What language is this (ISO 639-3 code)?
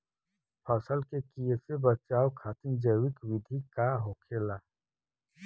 bho